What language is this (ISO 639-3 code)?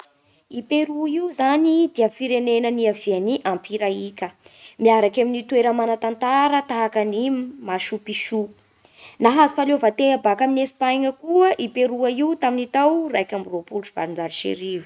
bhr